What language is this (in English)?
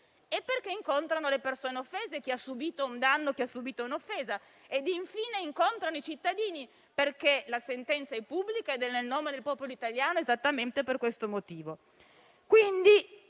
Italian